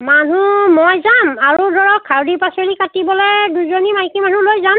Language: Assamese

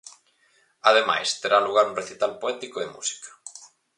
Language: Galician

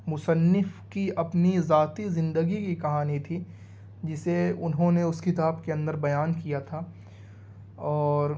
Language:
Urdu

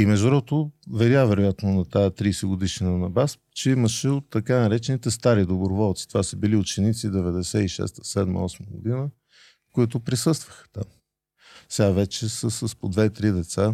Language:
Bulgarian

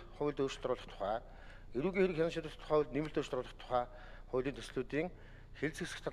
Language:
Arabic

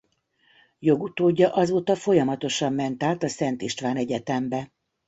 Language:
Hungarian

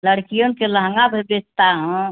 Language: Hindi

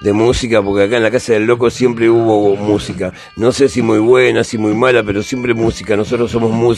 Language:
Spanish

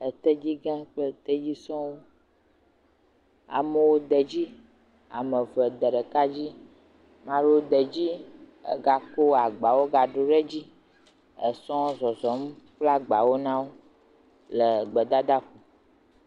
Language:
Ewe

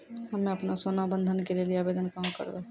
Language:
Maithili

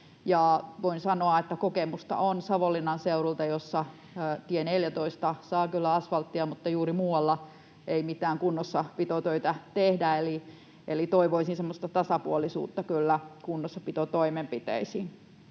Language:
Finnish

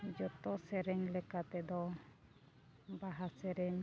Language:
Santali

